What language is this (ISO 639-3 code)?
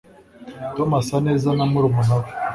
kin